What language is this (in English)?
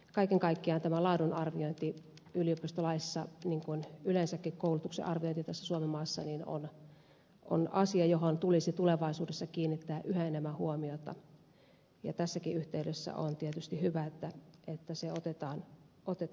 Finnish